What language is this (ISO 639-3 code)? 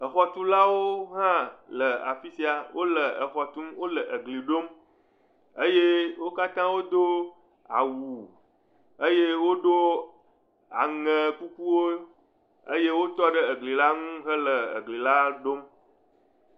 ewe